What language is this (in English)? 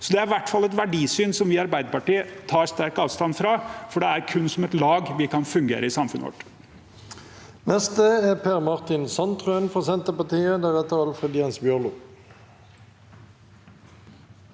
Norwegian